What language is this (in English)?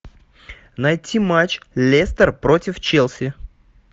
Russian